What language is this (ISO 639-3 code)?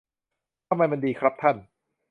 tha